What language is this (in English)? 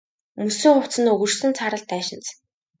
Mongolian